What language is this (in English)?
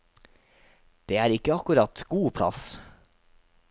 Norwegian